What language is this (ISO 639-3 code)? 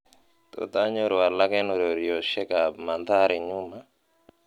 kln